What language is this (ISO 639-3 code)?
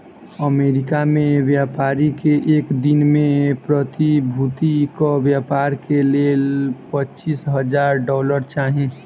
mai